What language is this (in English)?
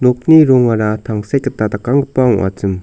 Garo